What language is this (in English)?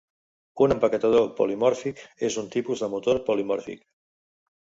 Catalan